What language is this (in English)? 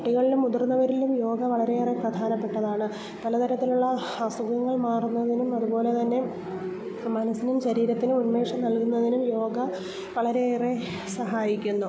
Malayalam